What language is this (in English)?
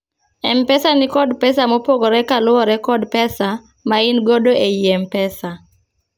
Luo (Kenya and Tanzania)